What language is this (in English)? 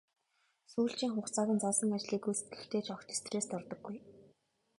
Mongolian